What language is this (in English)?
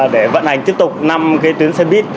Vietnamese